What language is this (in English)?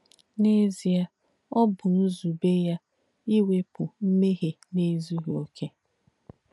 Igbo